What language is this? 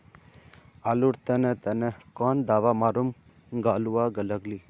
Magahi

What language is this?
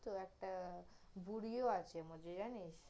Bangla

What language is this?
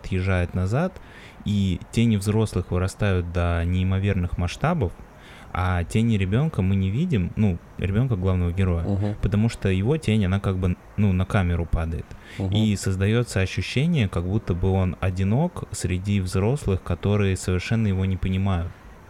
Russian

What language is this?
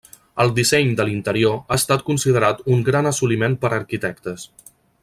Catalan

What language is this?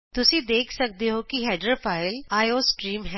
Punjabi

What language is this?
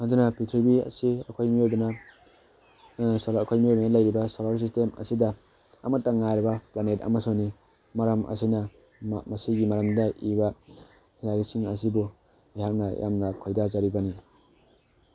Manipuri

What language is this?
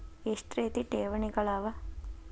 Kannada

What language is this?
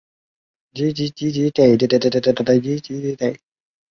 Chinese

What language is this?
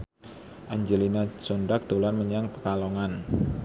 Javanese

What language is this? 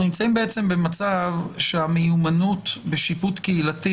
Hebrew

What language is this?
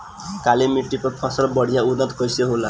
Bhojpuri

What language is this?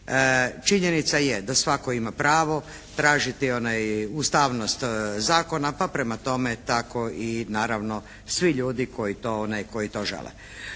Croatian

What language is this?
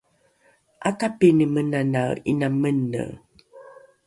Rukai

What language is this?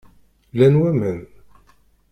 Kabyle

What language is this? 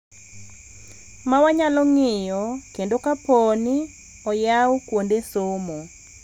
Luo (Kenya and Tanzania)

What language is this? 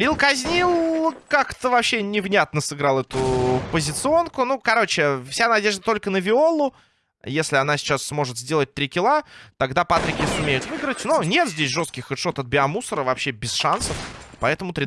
Russian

